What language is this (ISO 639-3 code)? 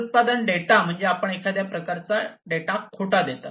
mar